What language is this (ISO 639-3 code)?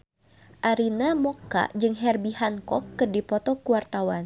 sun